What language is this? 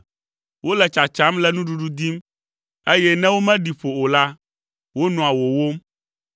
Ewe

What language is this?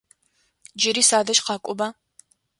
Adyghe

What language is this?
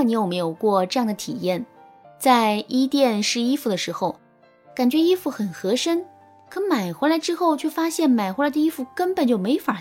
Chinese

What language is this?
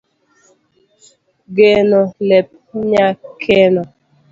Luo (Kenya and Tanzania)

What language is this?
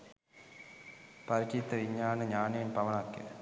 Sinhala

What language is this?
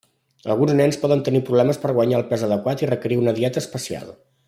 Catalan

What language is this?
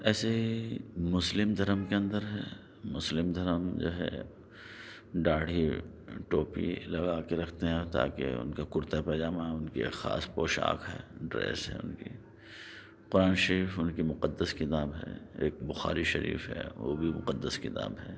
Urdu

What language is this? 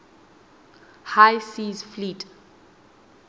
Southern Sotho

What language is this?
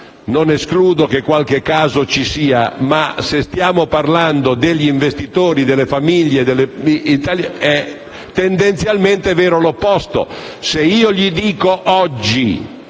Italian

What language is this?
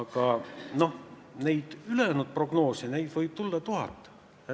Estonian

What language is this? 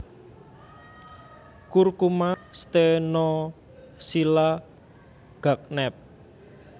Javanese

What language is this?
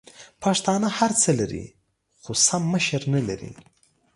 Pashto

